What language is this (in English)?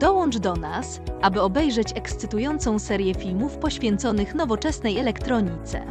Polish